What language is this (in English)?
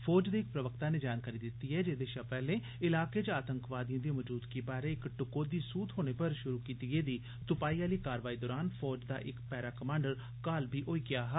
Dogri